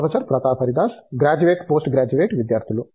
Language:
Telugu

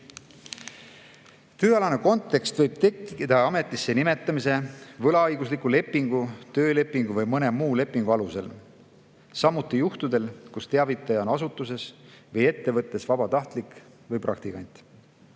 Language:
Estonian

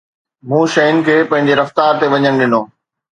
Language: Sindhi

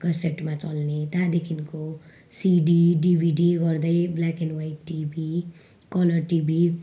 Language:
Nepali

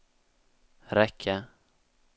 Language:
Swedish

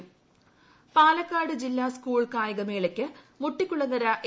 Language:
Malayalam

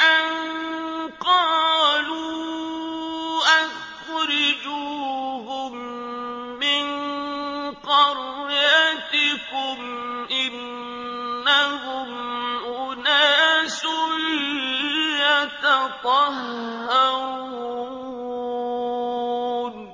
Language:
Arabic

